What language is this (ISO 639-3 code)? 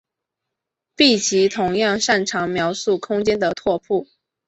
zho